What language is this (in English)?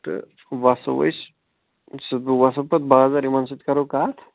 Kashmiri